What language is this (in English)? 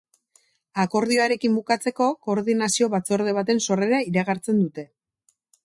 Basque